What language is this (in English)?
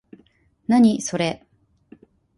Japanese